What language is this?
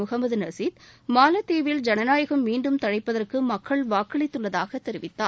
Tamil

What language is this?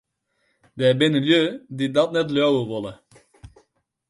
Western Frisian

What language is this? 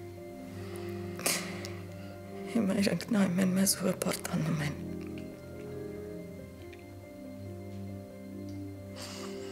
Turkish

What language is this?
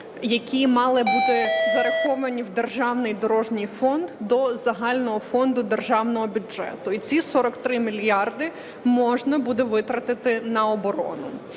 Ukrainian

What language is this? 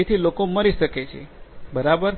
Gujarati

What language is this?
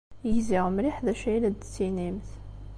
Kabyle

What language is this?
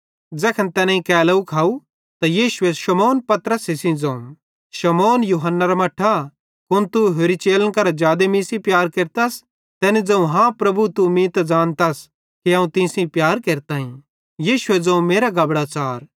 Bhadrawahi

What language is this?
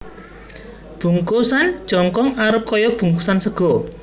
Javanese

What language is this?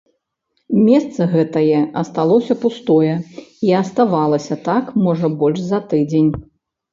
Belarusian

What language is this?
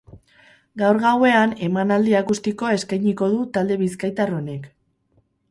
Basque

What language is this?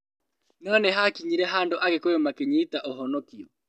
Kikuyu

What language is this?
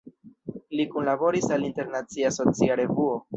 Esperanto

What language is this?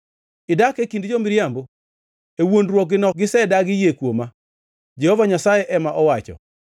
Luo (Kenya and Tanzania)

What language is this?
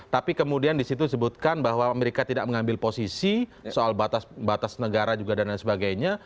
Indonesian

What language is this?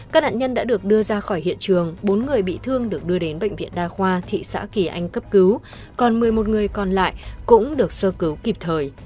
Vietnamese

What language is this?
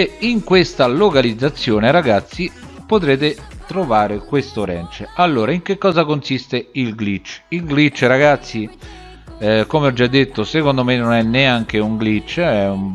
Italian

